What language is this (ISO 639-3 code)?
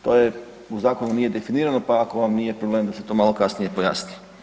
hrv